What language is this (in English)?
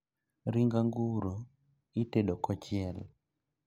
Luo (Kenya and Tanzania)